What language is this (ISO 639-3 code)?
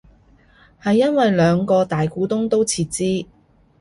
yue